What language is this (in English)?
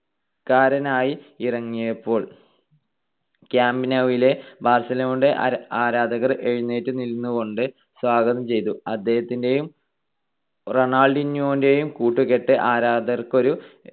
Malayalam